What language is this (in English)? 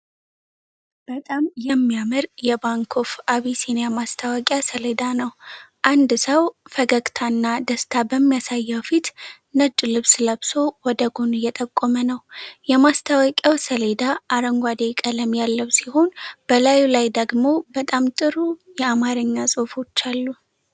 Amharic